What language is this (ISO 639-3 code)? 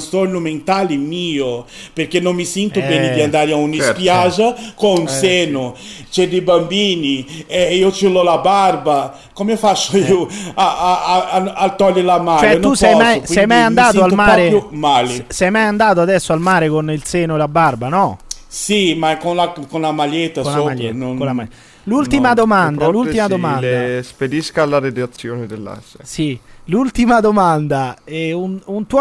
ita